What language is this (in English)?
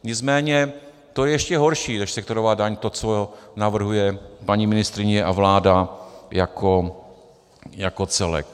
Czech